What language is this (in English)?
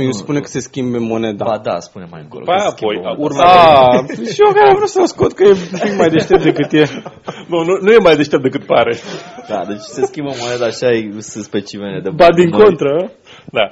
Romanian